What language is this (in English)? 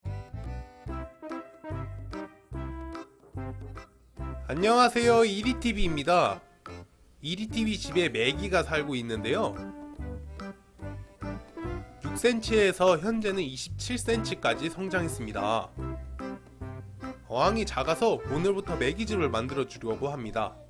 Korean